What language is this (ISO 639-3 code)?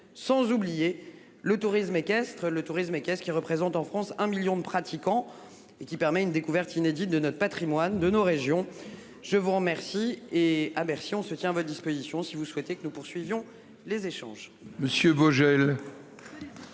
fra